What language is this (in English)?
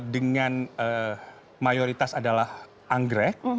Indonesian